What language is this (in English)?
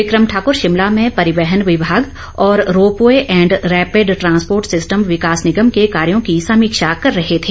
Hindi